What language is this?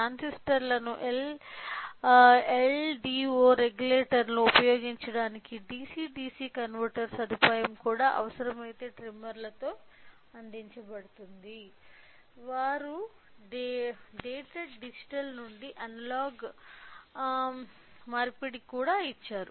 Telugu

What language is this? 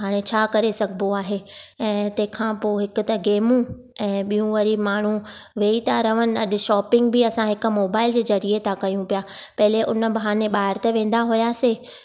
Sindhi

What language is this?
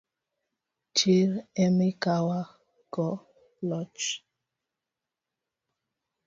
Luo (Kenya and Tanzania)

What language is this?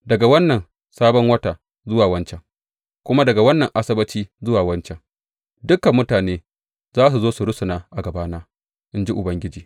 Hausa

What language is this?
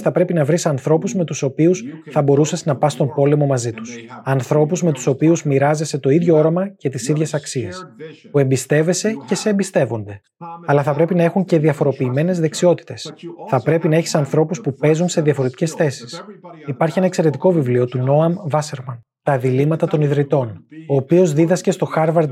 Greek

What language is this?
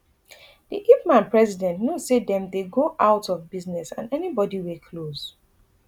Nigerian Pidgin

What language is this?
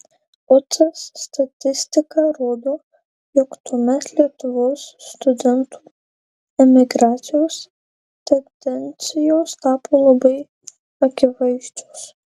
Lithuanian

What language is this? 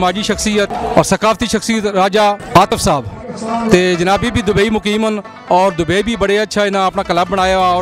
Hindi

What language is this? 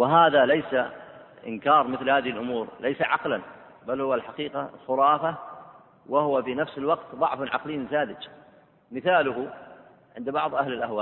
Arabic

